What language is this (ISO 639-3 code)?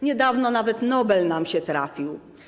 pol